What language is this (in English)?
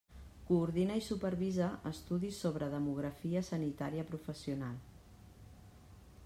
Catalan